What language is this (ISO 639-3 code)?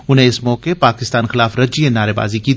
doi